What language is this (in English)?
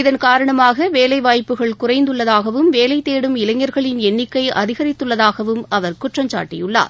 Tamil